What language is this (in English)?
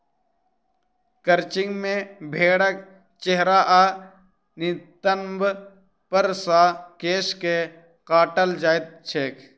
Maithili